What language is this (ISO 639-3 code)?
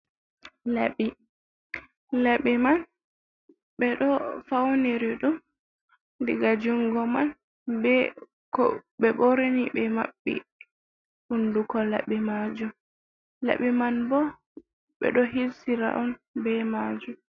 ful